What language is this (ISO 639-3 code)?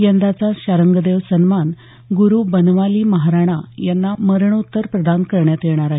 mar